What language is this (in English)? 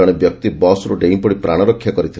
Odia